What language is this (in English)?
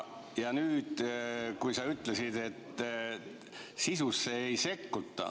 Estonian